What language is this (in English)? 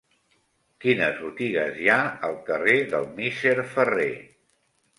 Catalan